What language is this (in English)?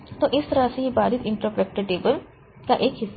Hindi